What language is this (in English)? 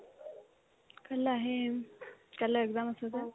Assamese